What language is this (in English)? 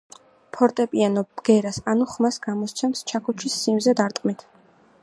Georgian